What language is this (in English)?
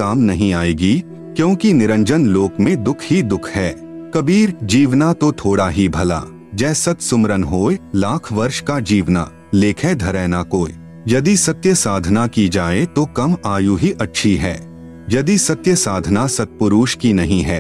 Hindi